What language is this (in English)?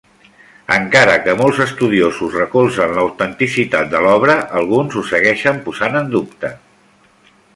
Catalan